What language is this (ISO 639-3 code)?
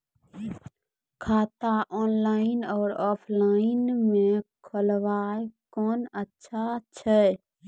mai